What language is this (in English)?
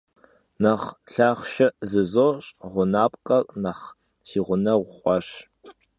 Kabardian